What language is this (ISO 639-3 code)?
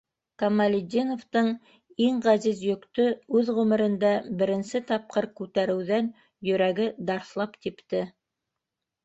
bak